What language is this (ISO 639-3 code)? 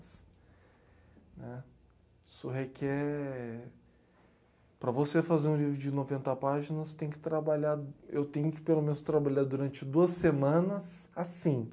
por